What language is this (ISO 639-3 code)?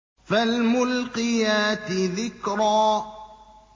ara